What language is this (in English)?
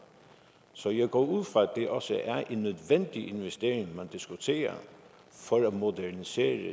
Danish